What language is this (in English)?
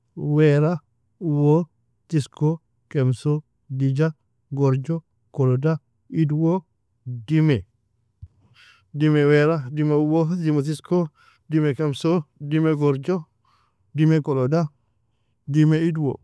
Nobiin